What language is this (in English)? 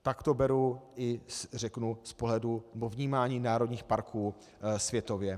Czech